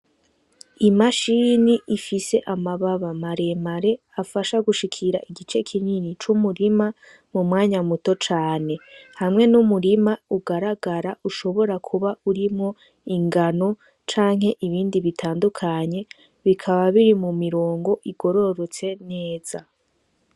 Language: Rundi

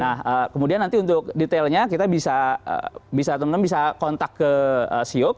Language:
Indonesian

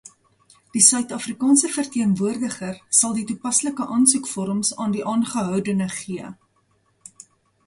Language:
Afrikaans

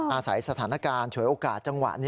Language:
Thai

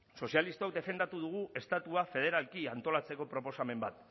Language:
Basque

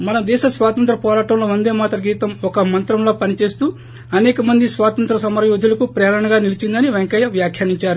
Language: Telugu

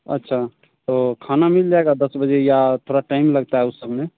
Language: Hindi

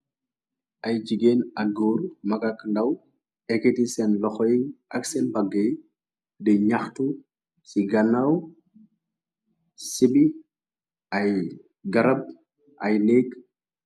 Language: Wolof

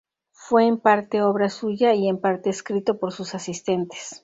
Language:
Spanish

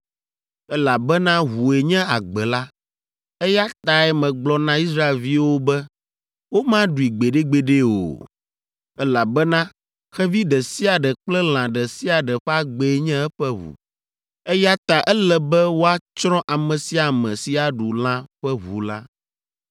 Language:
Ewe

